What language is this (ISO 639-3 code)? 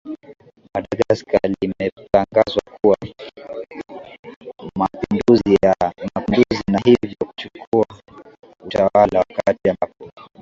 swa